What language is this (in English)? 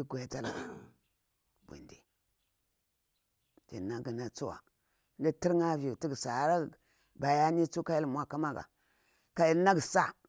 Bura-Pabir